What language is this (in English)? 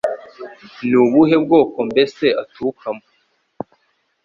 Kinyarwanda